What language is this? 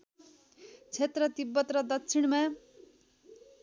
Nepali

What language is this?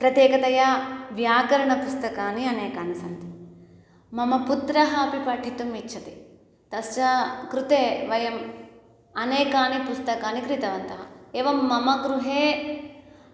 Sanskrit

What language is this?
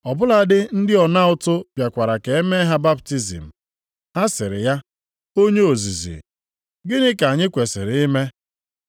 Igbo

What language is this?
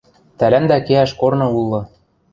Western Mari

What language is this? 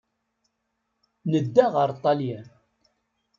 Kabyle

